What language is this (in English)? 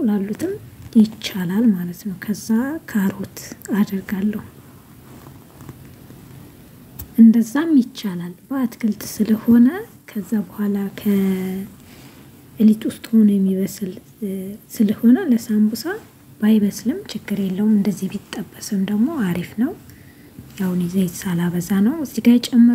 Arabic